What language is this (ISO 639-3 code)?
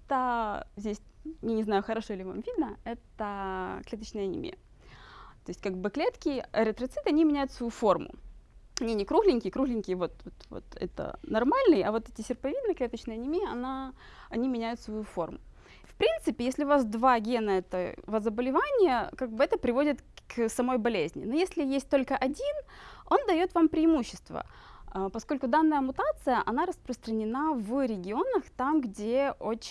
rus